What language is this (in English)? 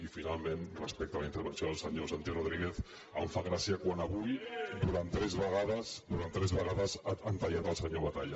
Catalan